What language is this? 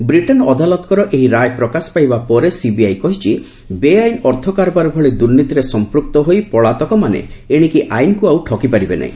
Odia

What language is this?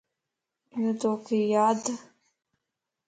Lasi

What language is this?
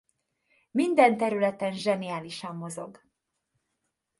Hungarian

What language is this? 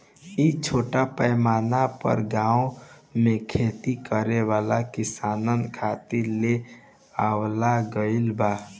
Bhojpuri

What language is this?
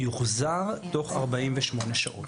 Hebrew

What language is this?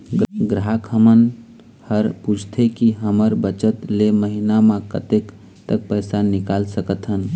Chhattisgarhi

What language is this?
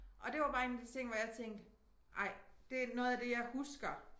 Danish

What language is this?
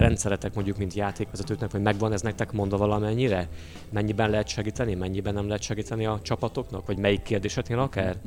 Hungarian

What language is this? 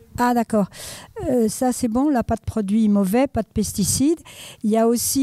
French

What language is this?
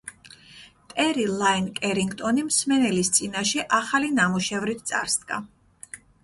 Georgian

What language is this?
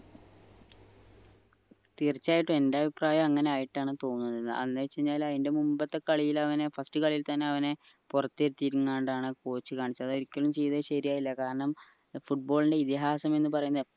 Malayalam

